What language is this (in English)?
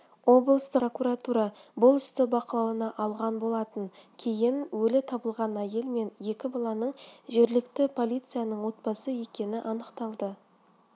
Kazakh